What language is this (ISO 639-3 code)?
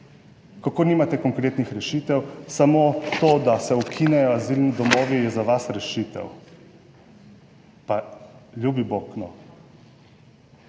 slv